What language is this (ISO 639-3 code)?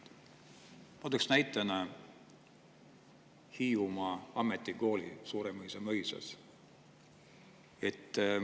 est